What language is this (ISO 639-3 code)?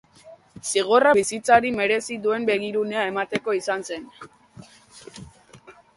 eus